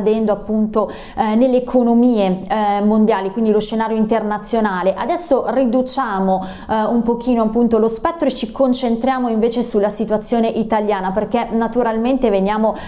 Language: Italian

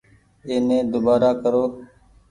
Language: Goaria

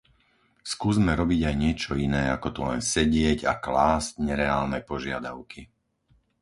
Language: Slovak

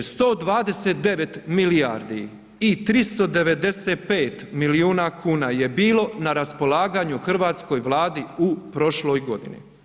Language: Croatian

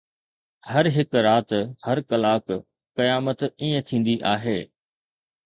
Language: Sindhi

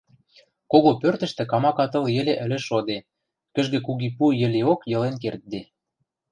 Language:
Western Mari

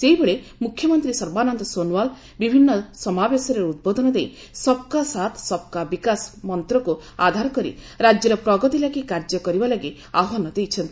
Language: Odia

